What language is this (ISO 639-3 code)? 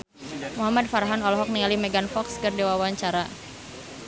sun